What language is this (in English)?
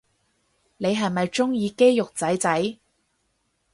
Cantonese